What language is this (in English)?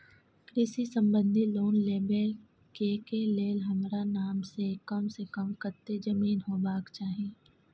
Maithili